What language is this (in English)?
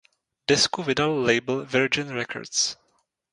Czech